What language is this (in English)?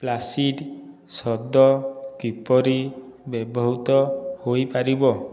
Odia